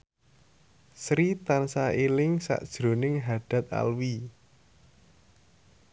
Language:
Javanese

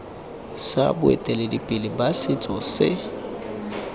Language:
Tswana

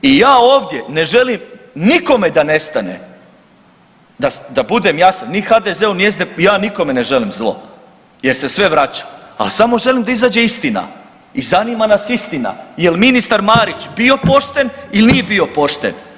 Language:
Croatian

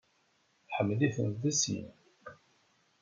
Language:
Kabyle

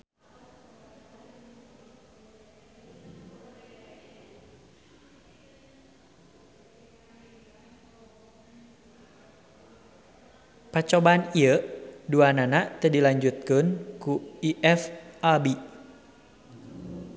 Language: Sundanese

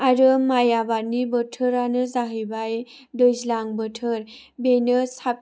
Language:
Bodo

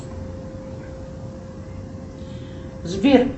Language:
Russian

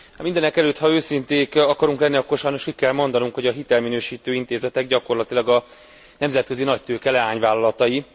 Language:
Hungarian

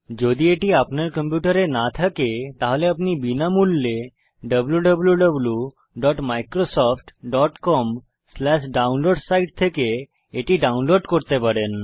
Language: Bangla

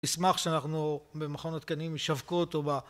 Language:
Hebrew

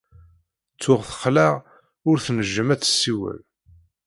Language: Kabyle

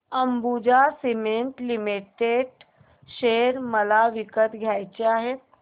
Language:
Marathi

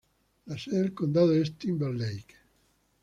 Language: Spanish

